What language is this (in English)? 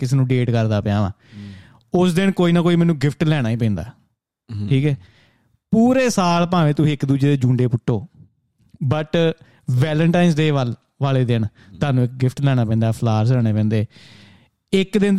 Punjabi